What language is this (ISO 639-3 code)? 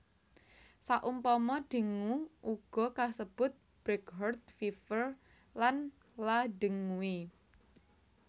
jav